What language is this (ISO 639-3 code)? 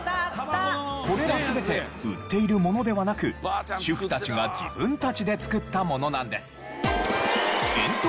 jpn